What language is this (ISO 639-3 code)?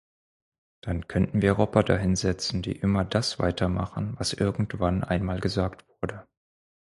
deu